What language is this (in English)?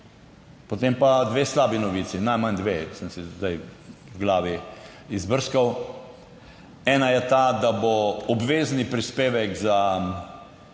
Slovenian